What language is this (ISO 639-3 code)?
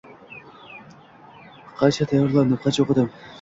uzb